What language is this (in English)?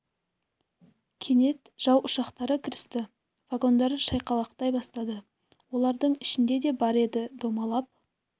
Kazakh